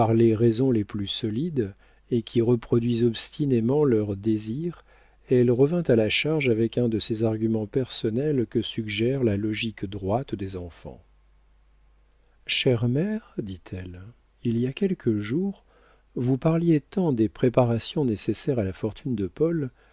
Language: French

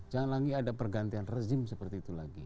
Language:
Indonesian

